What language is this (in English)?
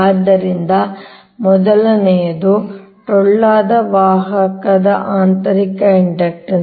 Kannada